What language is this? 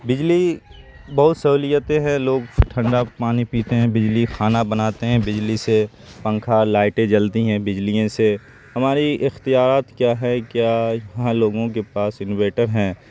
Urdu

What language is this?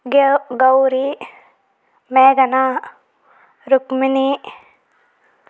Telugu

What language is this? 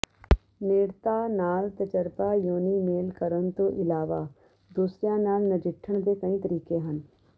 Punjabi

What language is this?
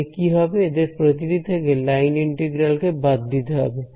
Bangla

